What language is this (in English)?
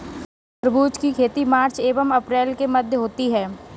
Hindi